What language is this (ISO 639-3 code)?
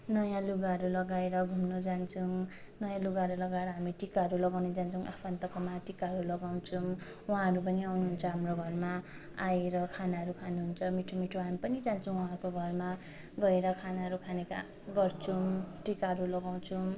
nep